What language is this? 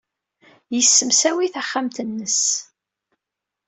Kabyle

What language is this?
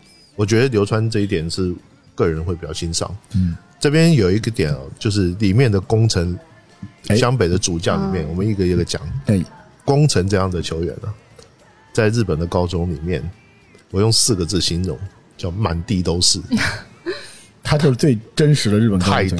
Chinese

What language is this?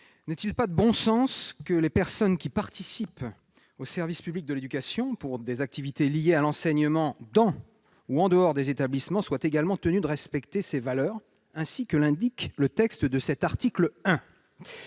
French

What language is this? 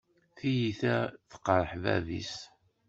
Kabyle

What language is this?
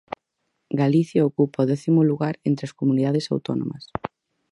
Galician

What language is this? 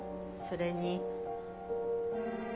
Japanese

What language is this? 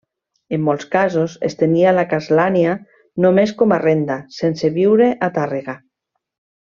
Catalan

